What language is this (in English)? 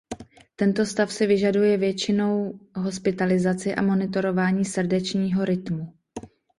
Czech